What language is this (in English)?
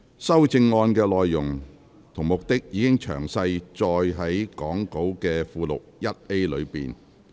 Cantonese